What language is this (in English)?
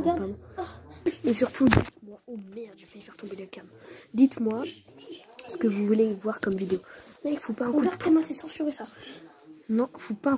French